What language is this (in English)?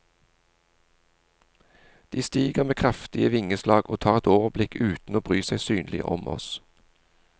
Norwegian